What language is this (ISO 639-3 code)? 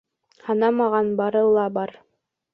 bak